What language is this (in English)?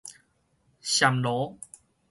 Min Nan Chinese